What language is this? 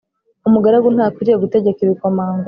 Kinyarwanda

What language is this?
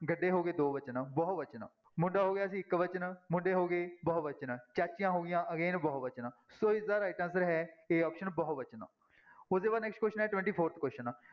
Punjabi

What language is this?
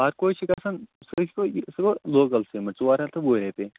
Kashmiri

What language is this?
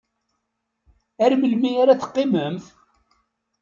Kabyle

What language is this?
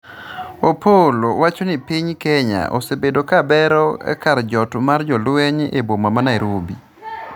Luo (Kenya and Tanzania)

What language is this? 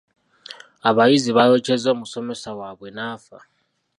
Ganda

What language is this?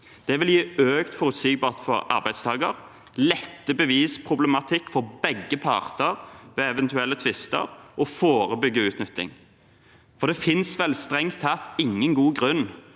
Norwegian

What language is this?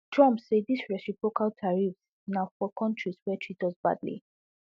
Nigerian Pidgin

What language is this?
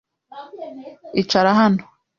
Kinyarwanda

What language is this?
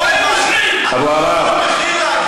Hebrew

